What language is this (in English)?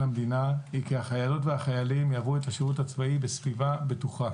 Hebrew